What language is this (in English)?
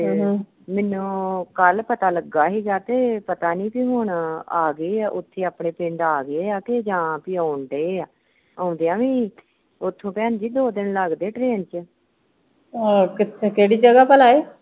Punjabi